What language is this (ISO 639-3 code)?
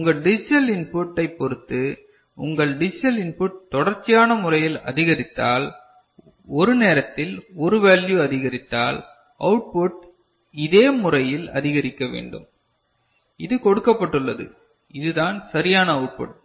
tam